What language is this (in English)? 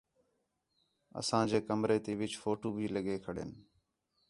Khetrani